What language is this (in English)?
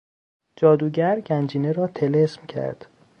Persian